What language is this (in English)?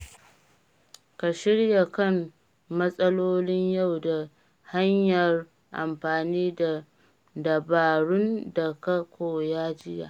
Hausa